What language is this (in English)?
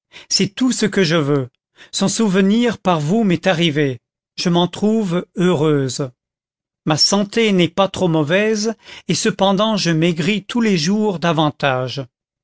French